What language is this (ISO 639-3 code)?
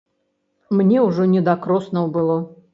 bel